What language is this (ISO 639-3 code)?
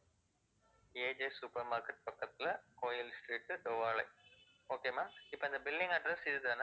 tam